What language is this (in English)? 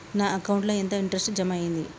Telugu